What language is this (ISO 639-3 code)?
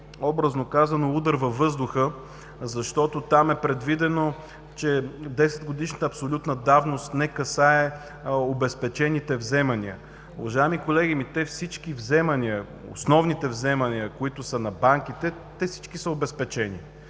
bul